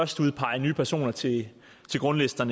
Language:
Danish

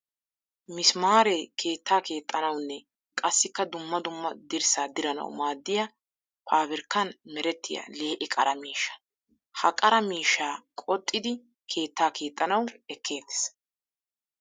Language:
Wolaytta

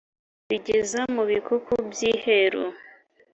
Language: Kinyarwanda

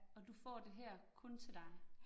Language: Danish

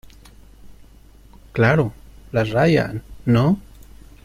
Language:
Spanish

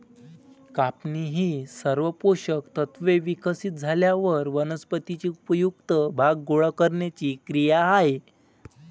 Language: Marathi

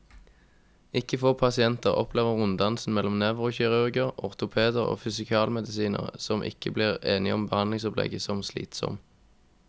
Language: Norwegian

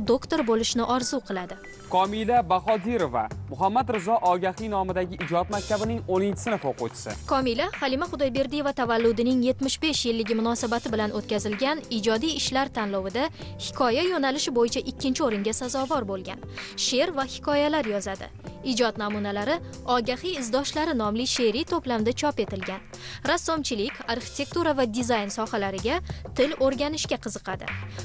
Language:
Turkish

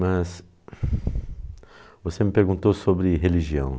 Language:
Portuguese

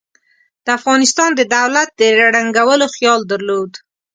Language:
Pashto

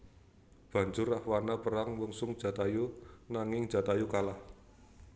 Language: Javanese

